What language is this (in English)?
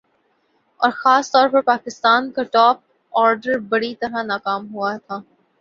Urdu